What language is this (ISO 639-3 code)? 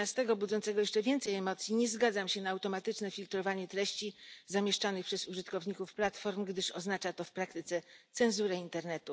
pol